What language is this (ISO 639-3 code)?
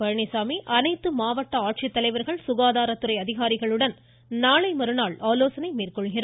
tam